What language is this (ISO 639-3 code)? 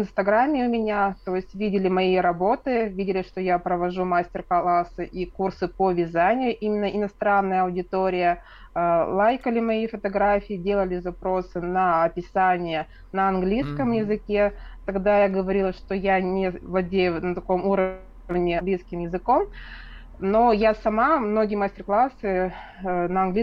rus